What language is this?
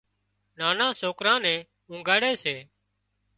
Wadiyara Koli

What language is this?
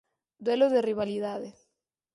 Galician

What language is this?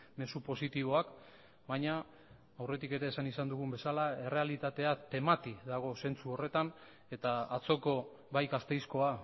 Basque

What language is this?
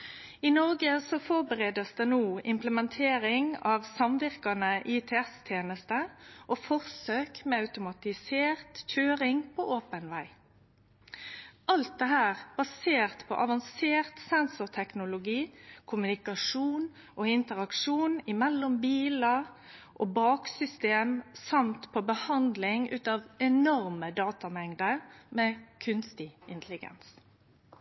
Norwegian Nynorsk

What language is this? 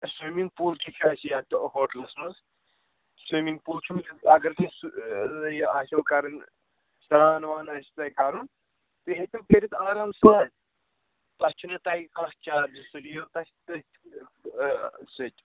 Kashmiri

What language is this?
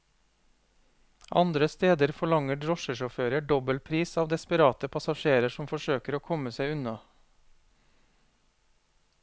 Norwegian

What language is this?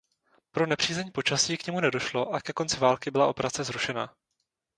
Czech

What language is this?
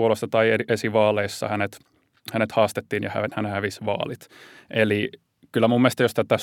Finnish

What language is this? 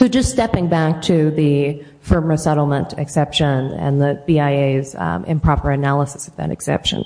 English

